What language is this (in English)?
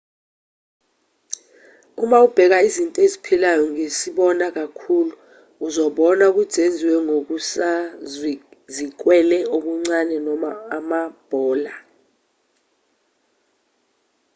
Zulu